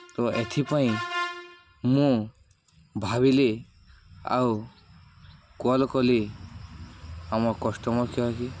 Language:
Odia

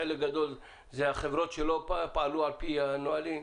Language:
Hebrew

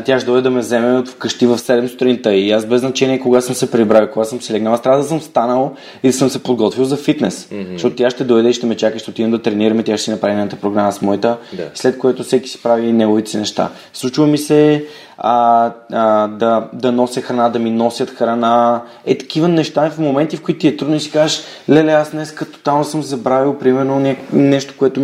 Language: Bulgarian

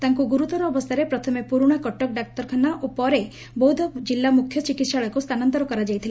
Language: Odia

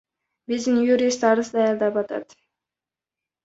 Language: Kyrgyz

